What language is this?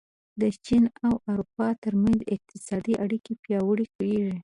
Pashto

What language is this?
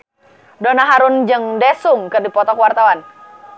Sundanese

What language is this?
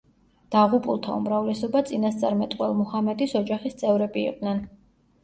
Georgian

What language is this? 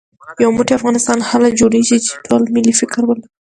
Pashto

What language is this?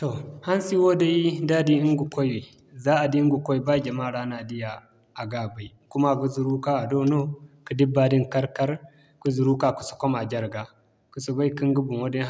Zarma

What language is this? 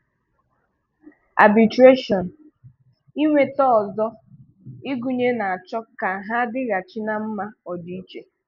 Igbo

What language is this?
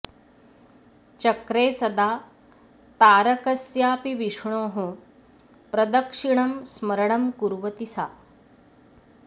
Sanskrit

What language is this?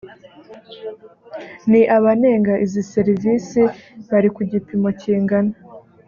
Kinyarwanda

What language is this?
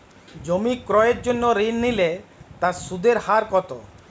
Bangla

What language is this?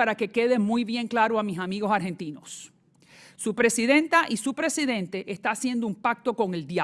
Spanish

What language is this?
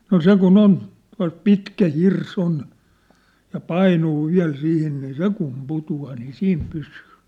Finnish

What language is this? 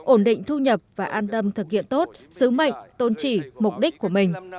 Vietnamese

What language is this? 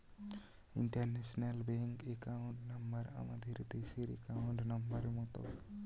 Bangla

